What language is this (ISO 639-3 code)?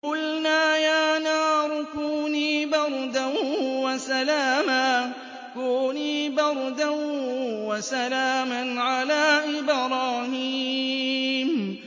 ara